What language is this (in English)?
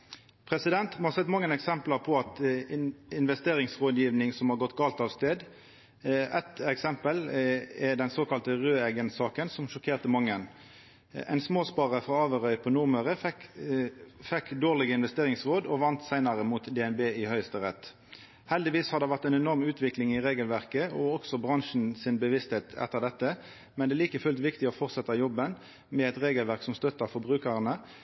Norwegian Nynorsk